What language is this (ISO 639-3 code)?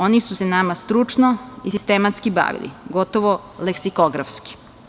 srp